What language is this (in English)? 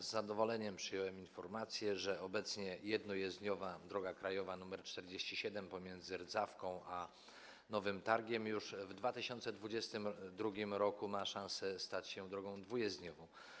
Polish